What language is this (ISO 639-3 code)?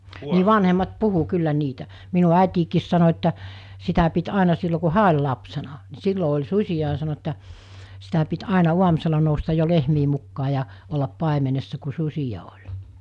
fin